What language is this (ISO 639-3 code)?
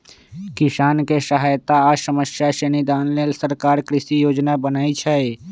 mag